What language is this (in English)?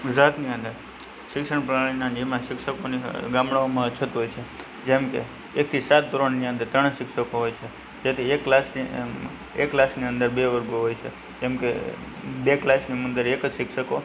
Gujarati